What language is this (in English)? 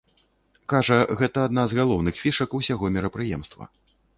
Belarusian